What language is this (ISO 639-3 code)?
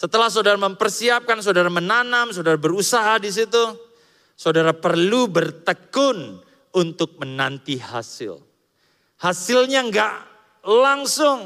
ind